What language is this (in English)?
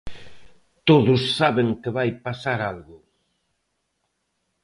Galician